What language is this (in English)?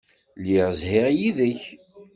Kabyle